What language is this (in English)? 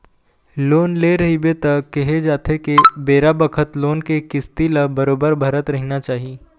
Chhattisgarhi